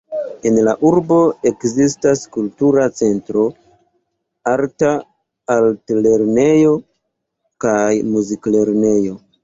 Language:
Esperanto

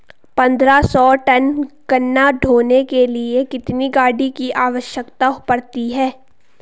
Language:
Hindi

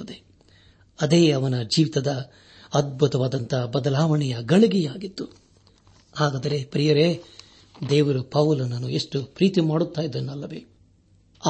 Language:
Kannada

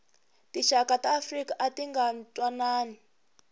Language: Tsonga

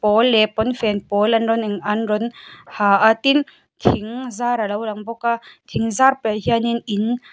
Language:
Mizo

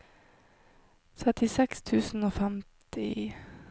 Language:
Norwegian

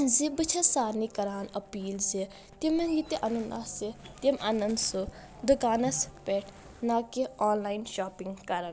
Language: Kashmiri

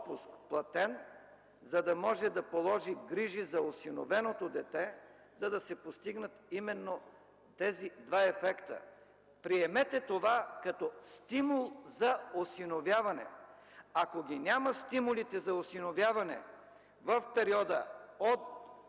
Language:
Bulgarian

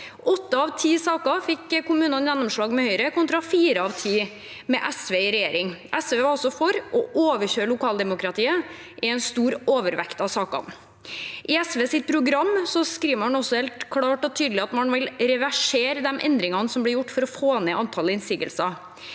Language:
Norwegian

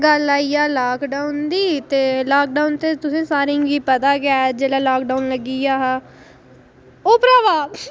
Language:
Dogri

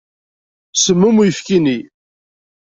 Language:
Kabyle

